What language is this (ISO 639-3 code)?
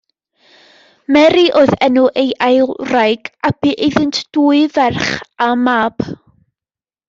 cym